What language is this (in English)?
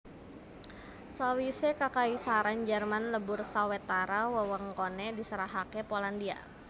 Javanese